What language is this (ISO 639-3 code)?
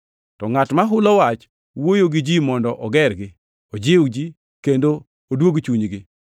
luo